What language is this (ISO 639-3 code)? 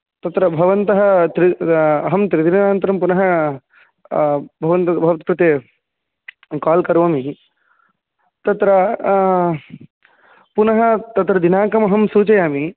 san